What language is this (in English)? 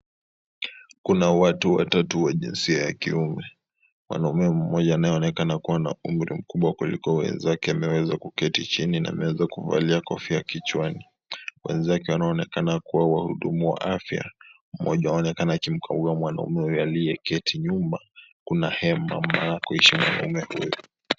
Swahili